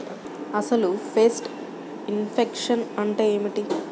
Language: Telugu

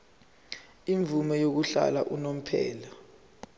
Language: Zulu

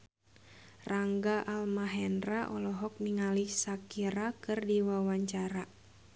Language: Sundanese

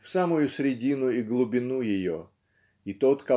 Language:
Russian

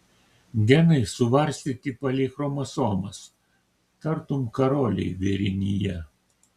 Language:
Lithuanian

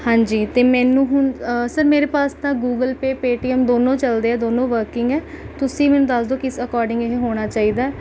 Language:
Punjabi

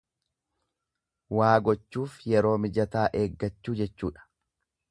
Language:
Oromo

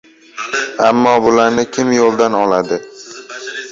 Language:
Uzbek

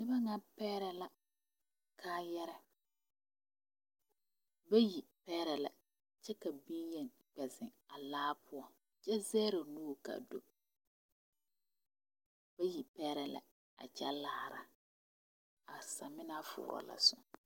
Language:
Southern Dagaare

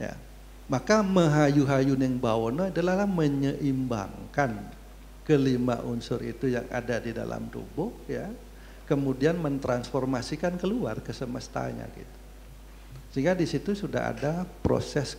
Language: Indonesian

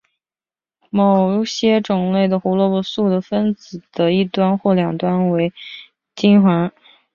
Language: Chinese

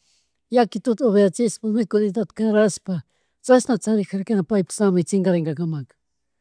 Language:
Chimborazo Highland Quichua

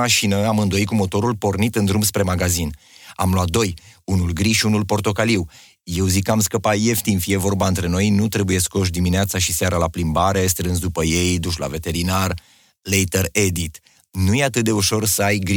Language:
Romanian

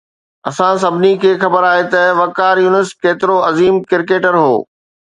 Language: Sindhi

